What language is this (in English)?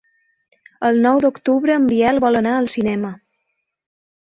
Catalan